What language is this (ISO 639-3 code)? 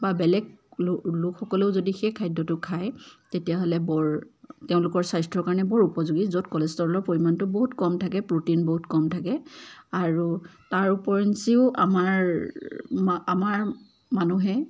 asm